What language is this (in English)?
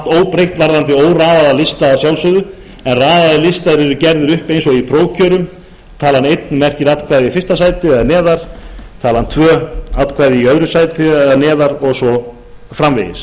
Icelandic